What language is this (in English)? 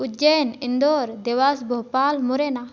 Hindi